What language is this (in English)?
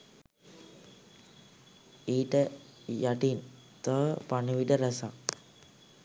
Sinhala